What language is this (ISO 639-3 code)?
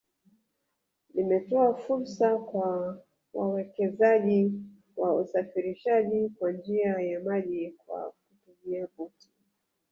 swa